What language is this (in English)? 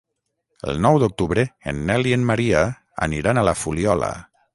Catalan